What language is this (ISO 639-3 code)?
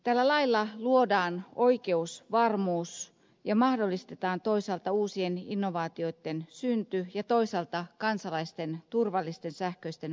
fin